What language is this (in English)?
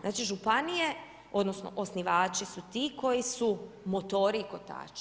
Croatian